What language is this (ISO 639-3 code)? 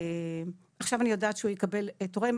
heb